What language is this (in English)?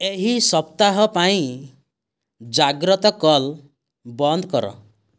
Odia